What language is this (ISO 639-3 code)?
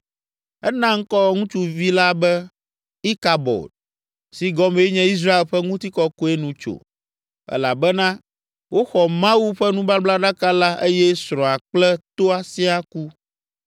ewe